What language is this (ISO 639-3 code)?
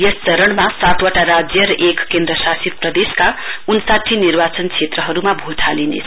nep